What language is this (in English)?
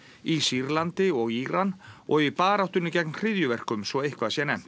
Icelandic